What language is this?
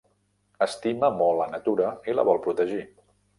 Catalan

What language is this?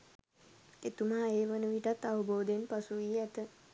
Sinhala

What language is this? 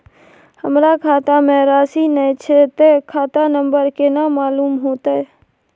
Maithili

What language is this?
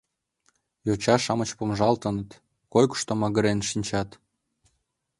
Mari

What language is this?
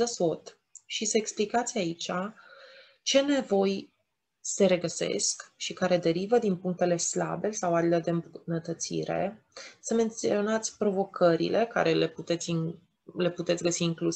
Romanian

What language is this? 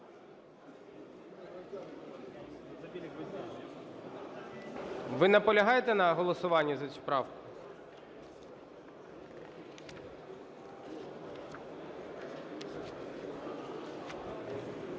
Ukrainian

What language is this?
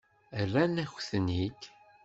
Kabyle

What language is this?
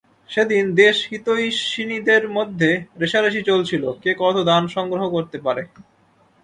Bangla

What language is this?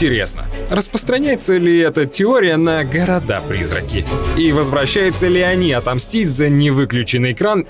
Russian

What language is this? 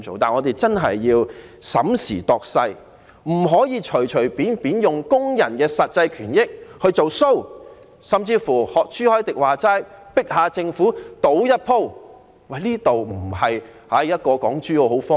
Cantonese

